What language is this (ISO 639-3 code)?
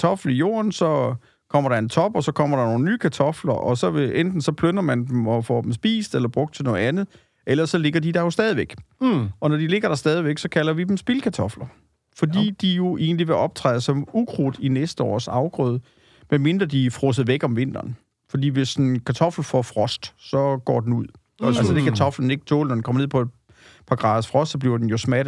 dan